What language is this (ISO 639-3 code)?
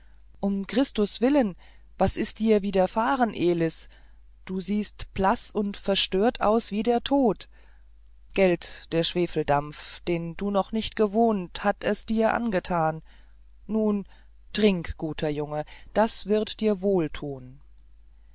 deu